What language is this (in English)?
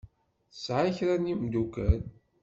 Kabyle